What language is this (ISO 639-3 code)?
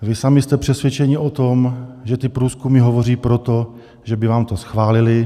ces